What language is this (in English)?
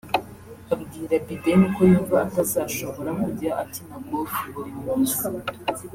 Kinyarwanda